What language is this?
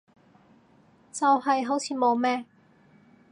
Cantonese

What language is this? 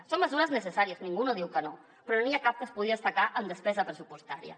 Catalan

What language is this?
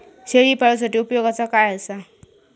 Marathi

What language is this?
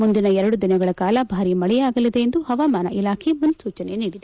Kannada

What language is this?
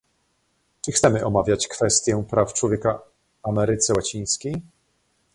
Polish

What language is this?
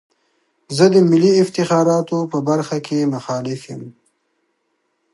Pashto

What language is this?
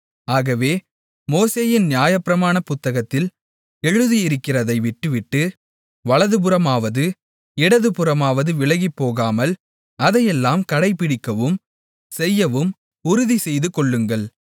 Tamil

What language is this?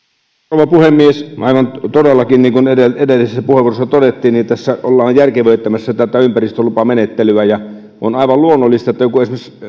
Finnish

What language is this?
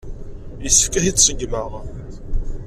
Kabyle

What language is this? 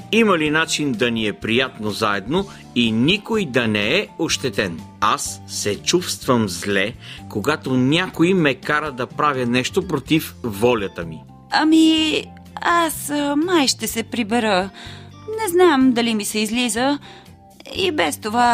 Bulgarian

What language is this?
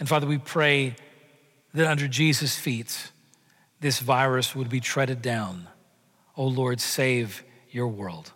English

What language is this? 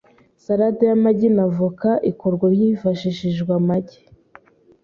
Kinyarwanda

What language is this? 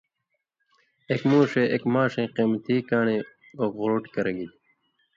Indus Kohistani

